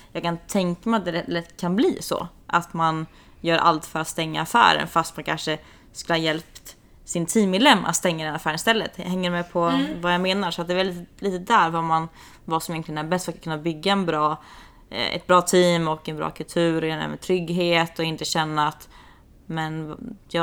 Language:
Swedish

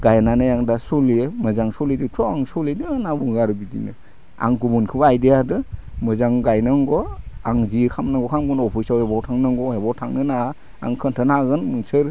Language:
Bodo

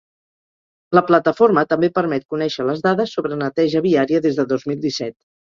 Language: Catalan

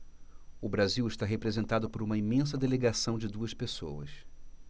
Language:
Portuguese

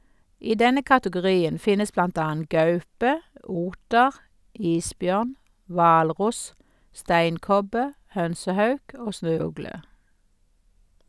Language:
Norwegian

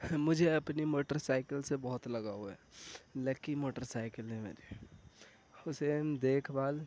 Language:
Urdu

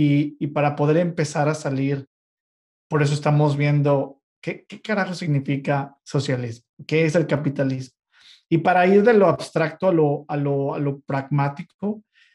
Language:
Spanish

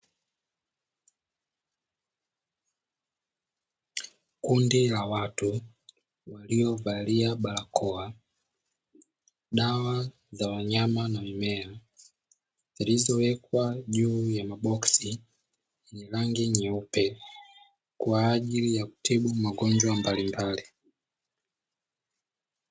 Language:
Swahili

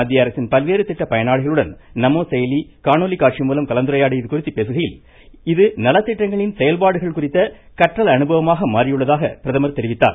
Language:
Tamil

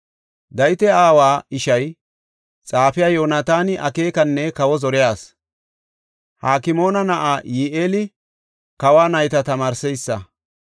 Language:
Gofa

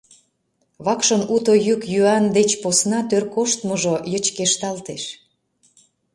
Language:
Mari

